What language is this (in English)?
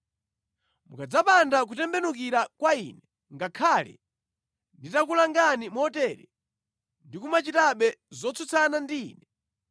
Nyanja